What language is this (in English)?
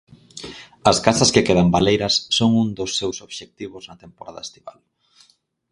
Galician